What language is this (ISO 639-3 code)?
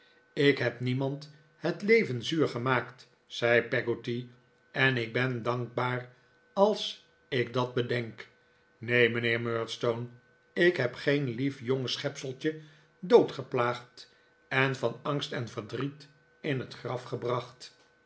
nld